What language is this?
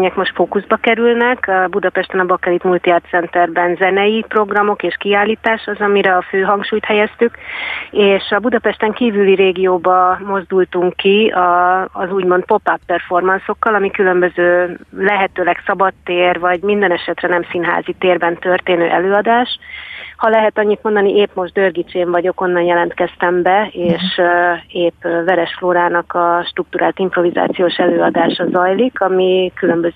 Hungarian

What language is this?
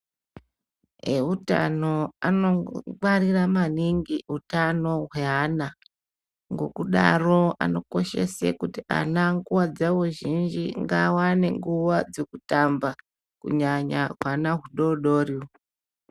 Ndau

